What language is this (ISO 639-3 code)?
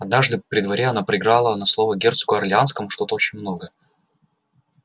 rus